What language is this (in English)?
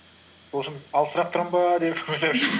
Kazakh